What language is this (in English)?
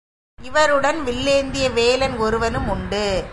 Tamil